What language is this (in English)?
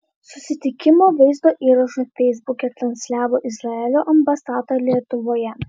Lithuanian